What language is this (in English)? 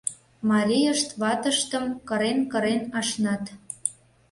Mari